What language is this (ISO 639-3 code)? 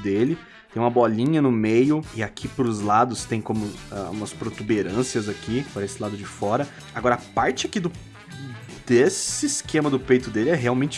por